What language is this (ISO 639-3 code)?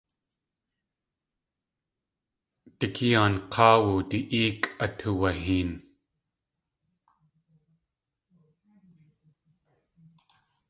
tli